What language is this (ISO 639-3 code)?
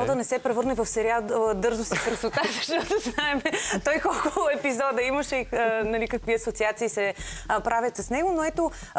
bul